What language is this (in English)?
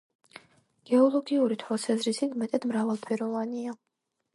Georgian